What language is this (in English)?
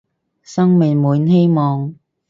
Cantonese